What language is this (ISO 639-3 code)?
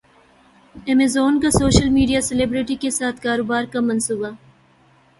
urd